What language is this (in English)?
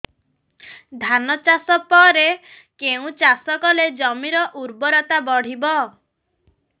Odia